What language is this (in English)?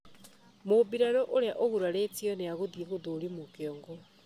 Kikuyu